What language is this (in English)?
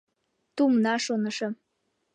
Mari